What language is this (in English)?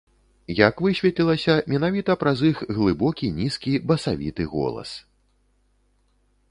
Belarusian